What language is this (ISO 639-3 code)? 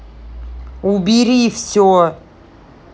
rus